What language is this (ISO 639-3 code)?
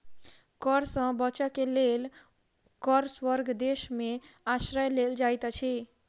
mai